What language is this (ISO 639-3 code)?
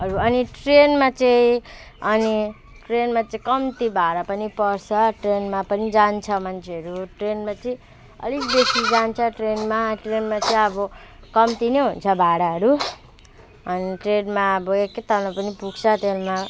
nep